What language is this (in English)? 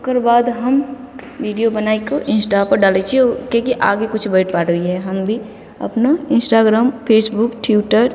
Maithili